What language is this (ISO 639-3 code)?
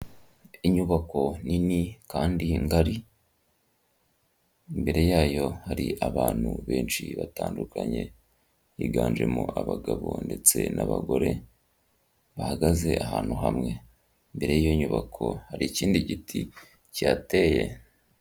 kin